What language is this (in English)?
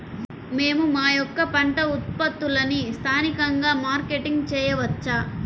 Telugu